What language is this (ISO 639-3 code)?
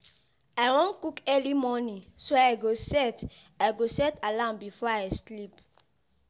pcm